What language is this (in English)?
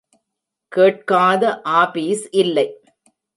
Tamil